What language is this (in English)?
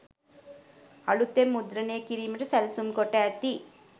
Sinhala